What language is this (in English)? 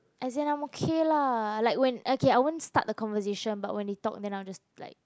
English